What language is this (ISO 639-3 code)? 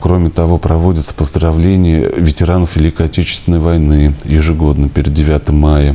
rus